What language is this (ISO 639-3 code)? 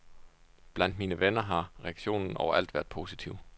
dan